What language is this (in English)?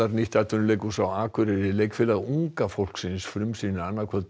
Icelandic